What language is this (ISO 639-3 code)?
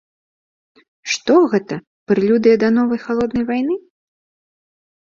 bel